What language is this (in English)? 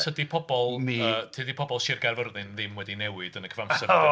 Welsh